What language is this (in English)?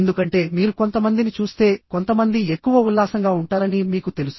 Telugu